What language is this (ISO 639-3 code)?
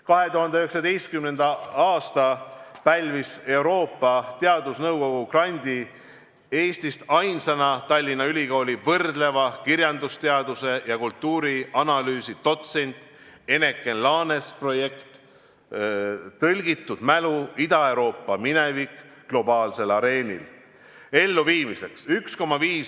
est